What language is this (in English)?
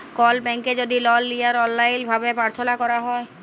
Bangla